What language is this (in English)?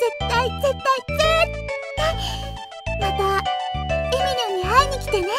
Japanese